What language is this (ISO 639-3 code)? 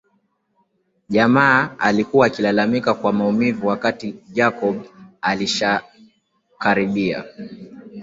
swa